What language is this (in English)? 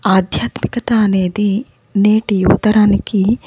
Telugu